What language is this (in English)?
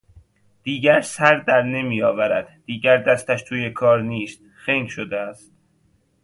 Persian